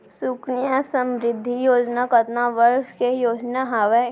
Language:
Chhattisgarhi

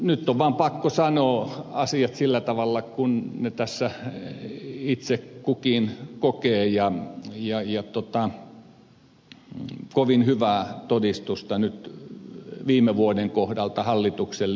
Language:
Finnish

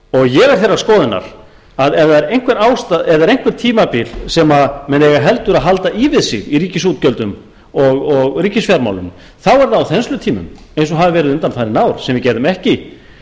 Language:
Icelandic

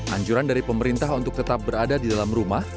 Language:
Indonesian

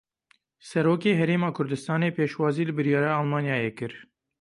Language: Kurdish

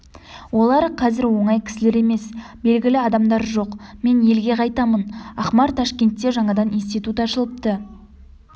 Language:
Kazakh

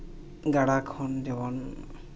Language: Santali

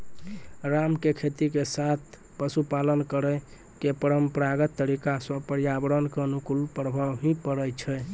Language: Maithili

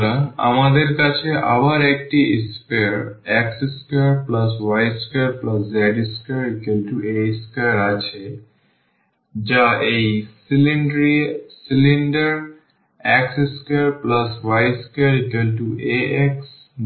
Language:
Bangla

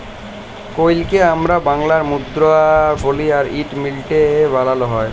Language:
Bangla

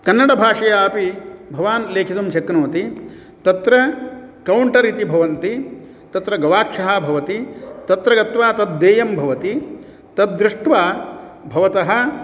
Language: Sanskrit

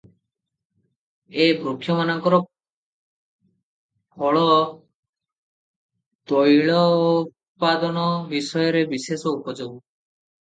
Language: Odia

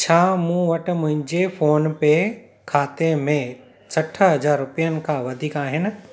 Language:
Sindhi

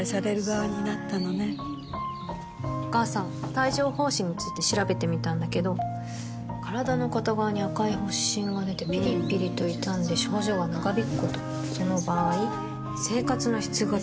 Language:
Japanese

